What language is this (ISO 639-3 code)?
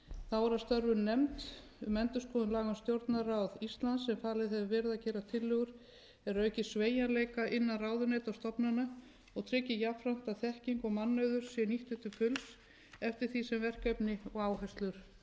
isl